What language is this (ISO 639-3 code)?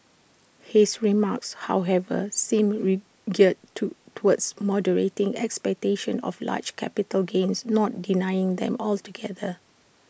eng